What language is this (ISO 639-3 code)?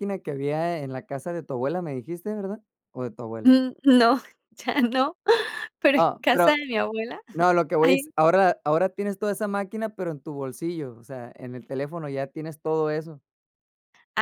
spa